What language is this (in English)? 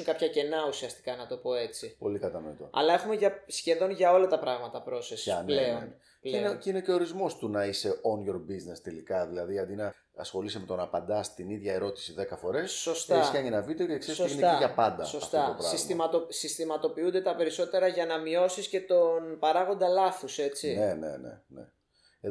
Greek